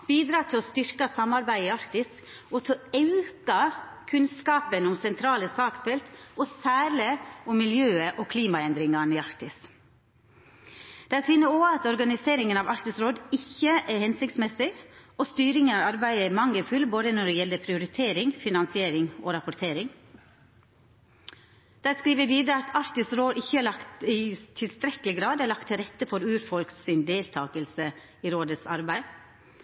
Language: Norwegian Nynorsk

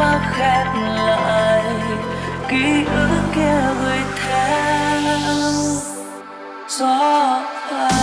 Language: Vietnamese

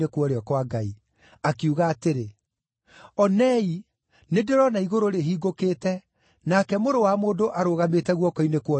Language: Kikuyu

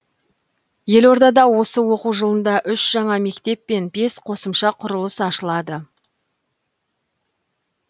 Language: Kazakh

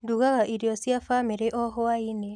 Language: Kikuyu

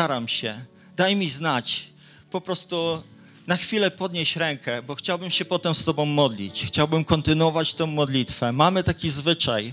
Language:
Polish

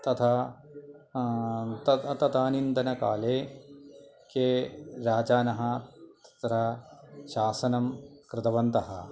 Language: Sanskrit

